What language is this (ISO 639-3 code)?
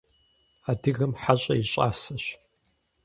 kbd